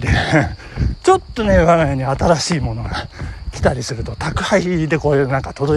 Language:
Japanese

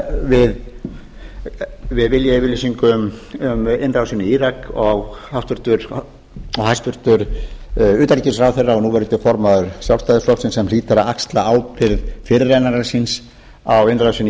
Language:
Icelandic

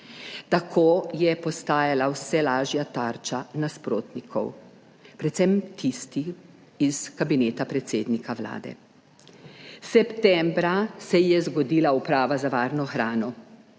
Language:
Slovenian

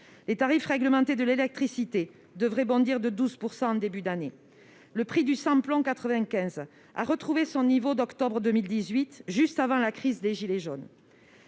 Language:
French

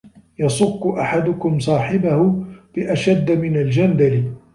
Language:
Arabic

